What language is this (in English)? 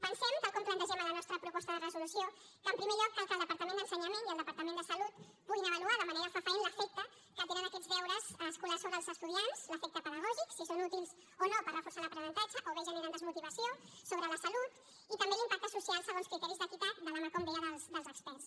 Catalan